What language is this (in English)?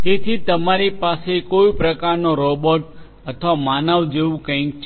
Gujarati